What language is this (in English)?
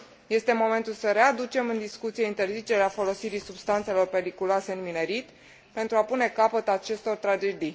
Romanian